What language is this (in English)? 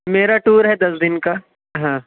Urdu